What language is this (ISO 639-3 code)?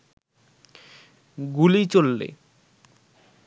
ben